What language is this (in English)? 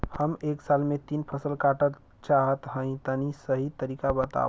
Bhojpuri